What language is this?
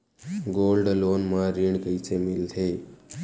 Chhattisgarhi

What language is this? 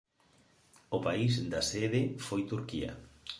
Galician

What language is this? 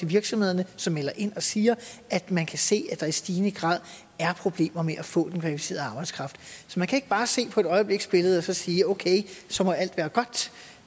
Danish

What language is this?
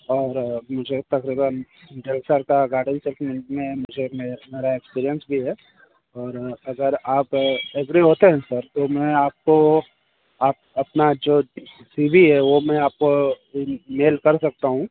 Hindi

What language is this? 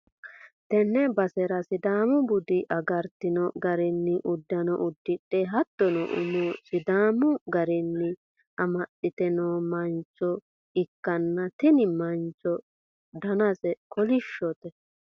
Sidamo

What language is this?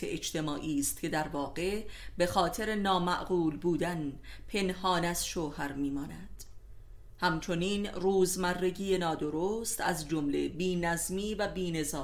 Persian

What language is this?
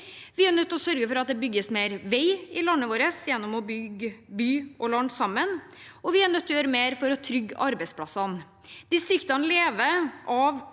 Norwegian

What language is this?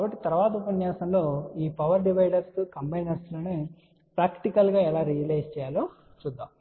Telugu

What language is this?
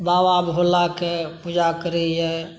Maithili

